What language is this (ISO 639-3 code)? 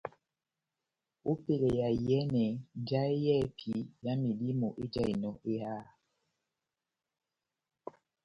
bnm